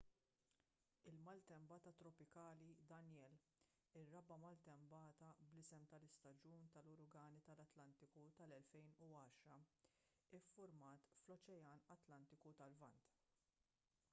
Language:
Maltese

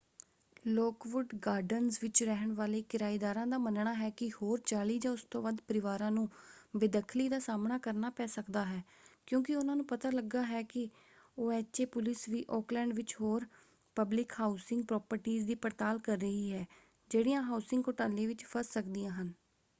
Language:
Punjabi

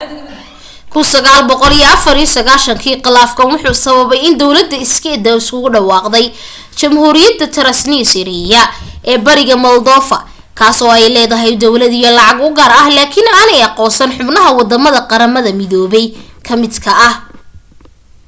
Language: Somali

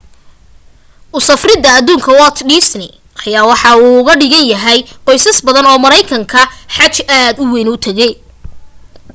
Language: Somali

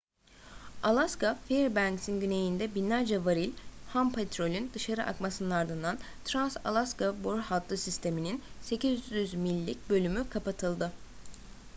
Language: Turkish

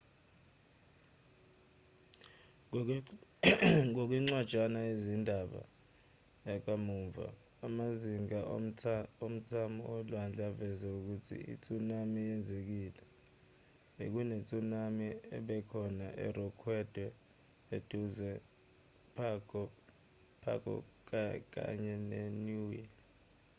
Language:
Zulu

